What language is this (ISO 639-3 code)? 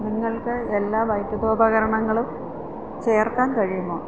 mal